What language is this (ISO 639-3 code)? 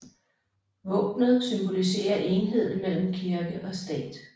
dan